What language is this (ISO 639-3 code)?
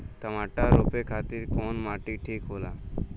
bho